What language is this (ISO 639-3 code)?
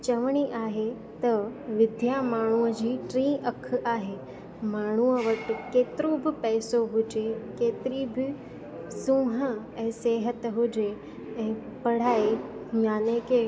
snd